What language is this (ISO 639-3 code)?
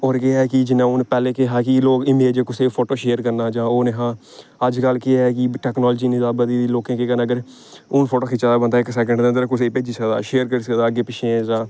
doi